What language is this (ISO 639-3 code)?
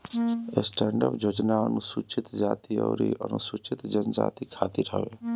bho